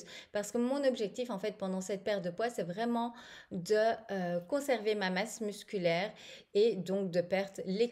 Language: French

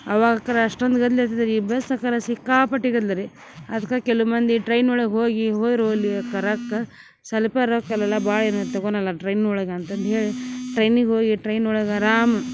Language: Kannada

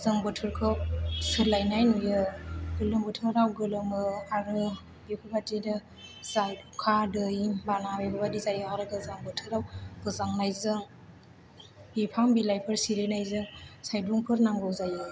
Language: Bodo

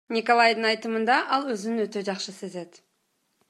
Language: Kyrgyz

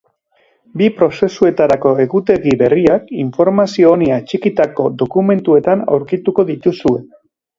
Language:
Basque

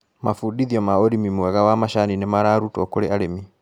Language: Kikuyu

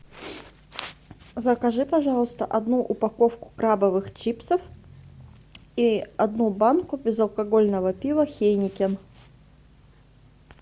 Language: Russian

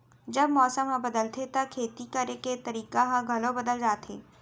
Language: Chhattisgarhi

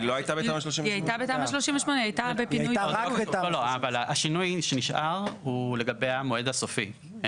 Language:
Hebrew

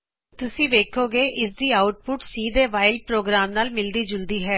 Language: Punjabi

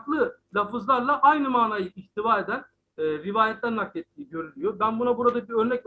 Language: Turkish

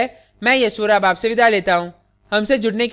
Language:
Hindi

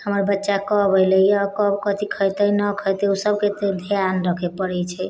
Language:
Maithili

